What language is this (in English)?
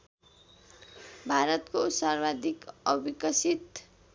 Nepali